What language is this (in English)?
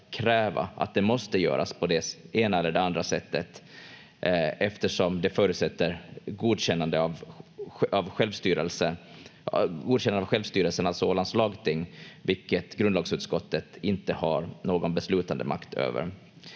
Finnish